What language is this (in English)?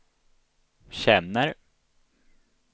Swedish